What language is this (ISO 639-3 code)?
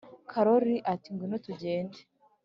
kin